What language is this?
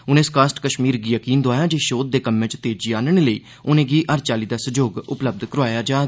Dogri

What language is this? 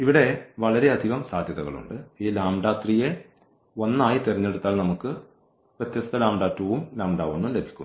Malayalam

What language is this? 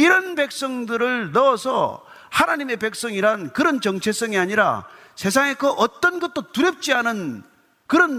Korean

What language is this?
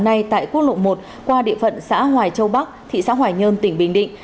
Vietnamese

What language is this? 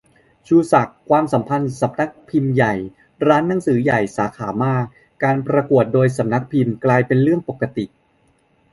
Thai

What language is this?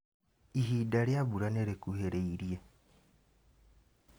Kikuyu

